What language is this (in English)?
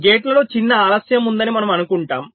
Telugu